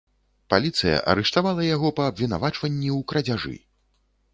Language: Belarusian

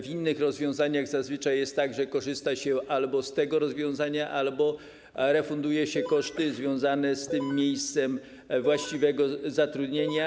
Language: Polish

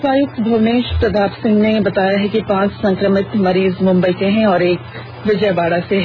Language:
Hindi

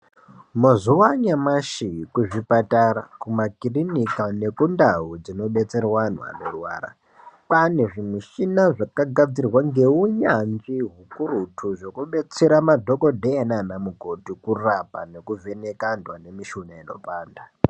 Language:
Ndau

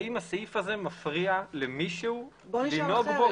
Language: Hebrew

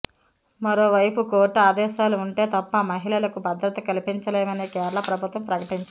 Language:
Telugu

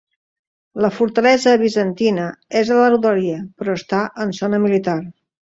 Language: Catalan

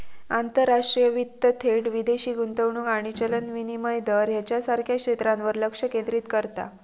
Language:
Marathi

